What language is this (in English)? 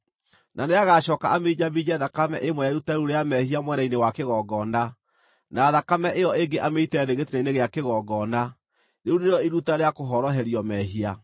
Kikuyu